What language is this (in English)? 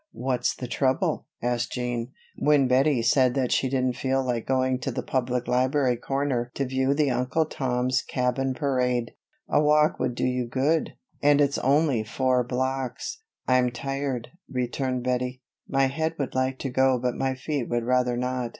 English